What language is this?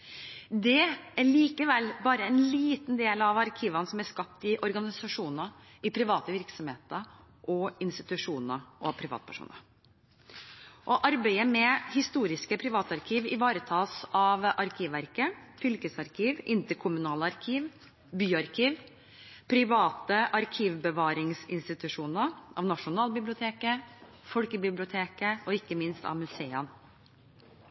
Norwegian Bokmål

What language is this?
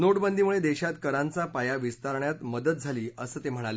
Marathi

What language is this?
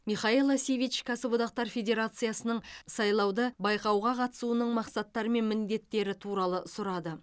Kazakh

